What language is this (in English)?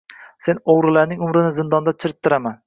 Uzbek